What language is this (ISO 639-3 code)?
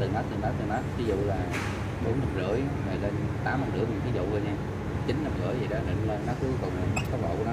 vie